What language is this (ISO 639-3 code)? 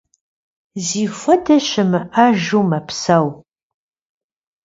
kbd